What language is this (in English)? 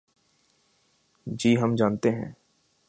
Urdu